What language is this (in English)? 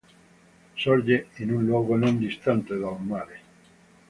Italian